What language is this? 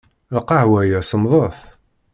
Kabyle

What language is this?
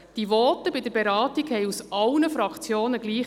Swiss German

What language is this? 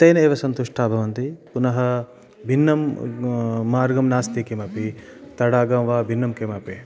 Sanskrit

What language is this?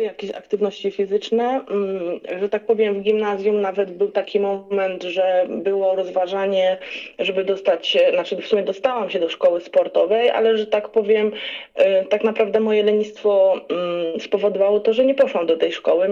Polish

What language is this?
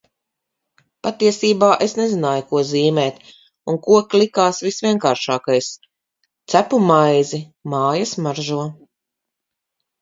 Latvian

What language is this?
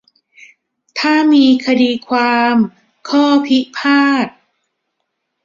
Thai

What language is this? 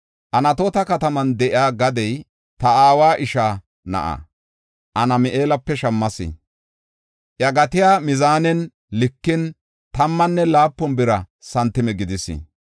Gofa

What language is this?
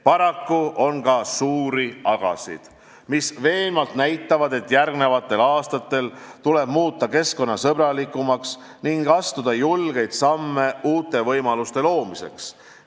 Estonian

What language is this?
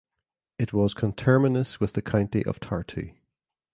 English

